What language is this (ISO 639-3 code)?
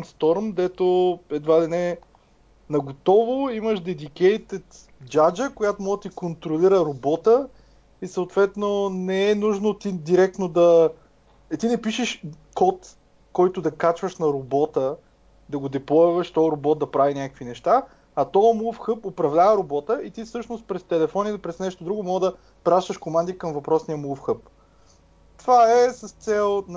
bul